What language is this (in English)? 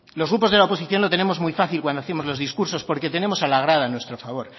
Spanish